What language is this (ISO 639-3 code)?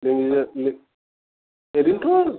brx